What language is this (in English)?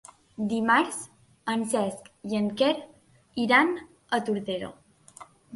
Catalan